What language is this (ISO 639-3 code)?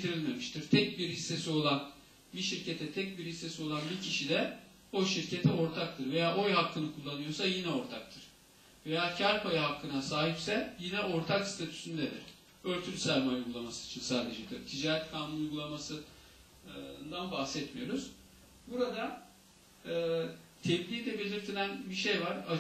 tur